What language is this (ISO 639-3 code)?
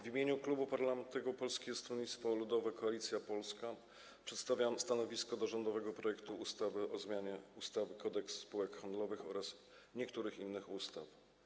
pol